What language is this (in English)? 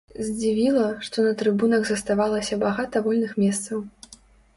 Belarusian